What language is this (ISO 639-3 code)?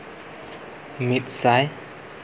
sat